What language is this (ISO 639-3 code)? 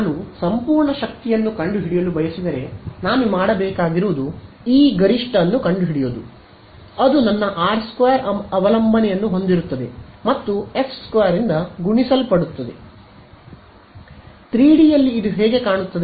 kan